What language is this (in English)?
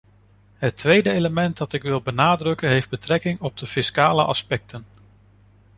Dutch